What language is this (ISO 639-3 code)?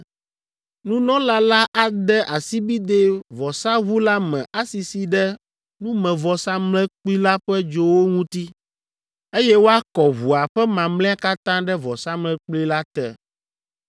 ewe